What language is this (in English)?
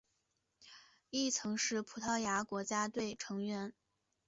Chinese